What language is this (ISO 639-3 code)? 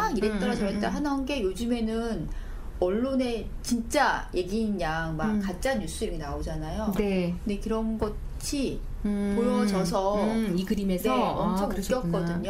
kor